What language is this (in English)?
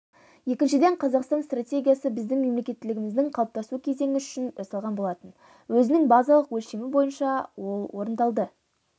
Kazakh